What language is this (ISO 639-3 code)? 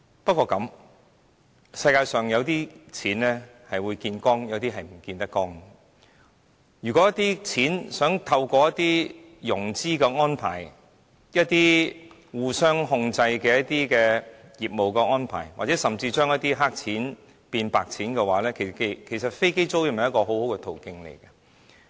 yue